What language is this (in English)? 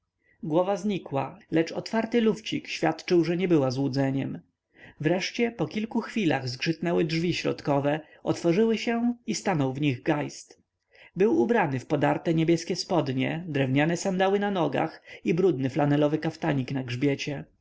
Polish